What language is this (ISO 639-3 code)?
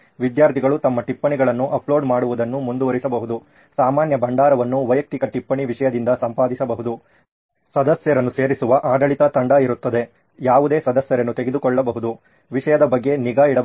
kan